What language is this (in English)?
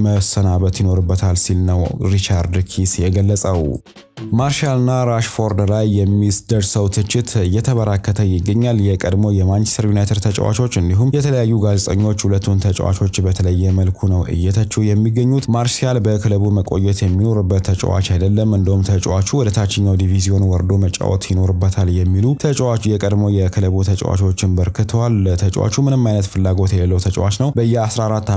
Arabic